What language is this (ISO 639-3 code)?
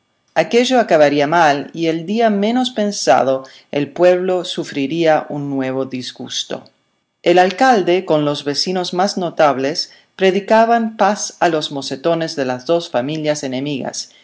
spa